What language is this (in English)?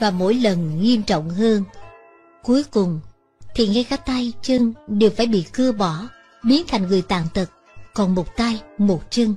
Vietnamese